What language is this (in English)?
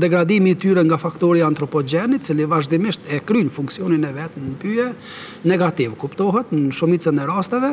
Romanian